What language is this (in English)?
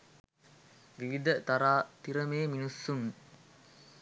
Sinhala